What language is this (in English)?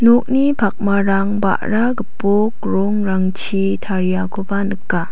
Garo